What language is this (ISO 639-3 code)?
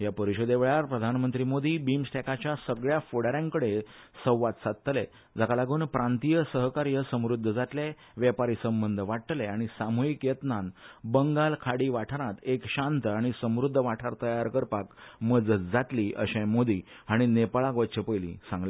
kok